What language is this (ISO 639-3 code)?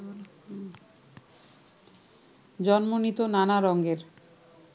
ben